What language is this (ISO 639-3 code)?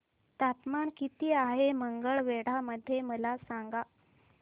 mar